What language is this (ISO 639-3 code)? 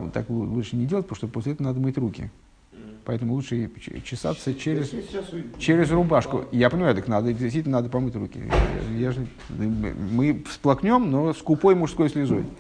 rus